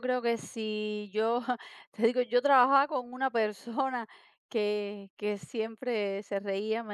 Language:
Spanish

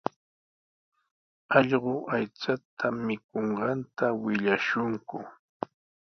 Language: Sihuas Ancash Quechua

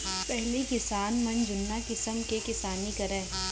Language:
Chhattisgarhi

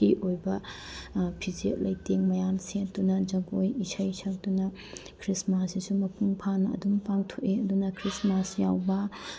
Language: Manipuri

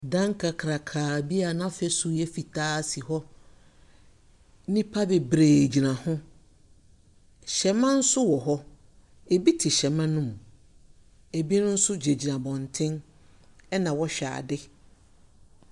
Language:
Akan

